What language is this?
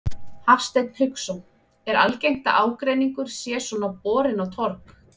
Icelandic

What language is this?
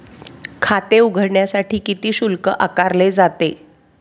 Marathi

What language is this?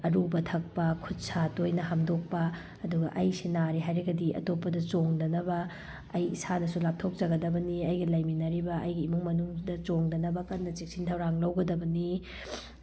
Manipuri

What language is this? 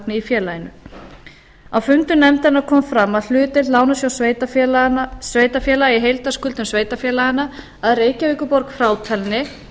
Icelandic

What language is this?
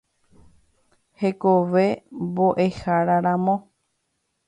Guarani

